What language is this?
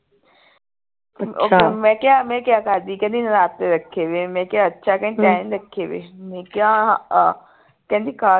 Punjabi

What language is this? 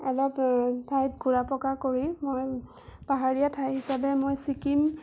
Assamese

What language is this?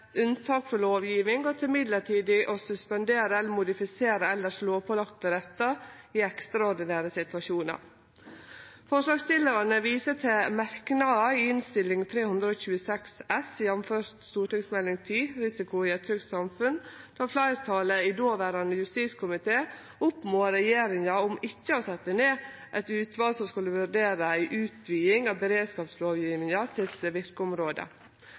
Norwegian Nynorsk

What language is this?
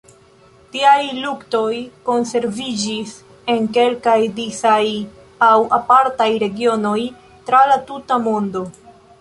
Esperanto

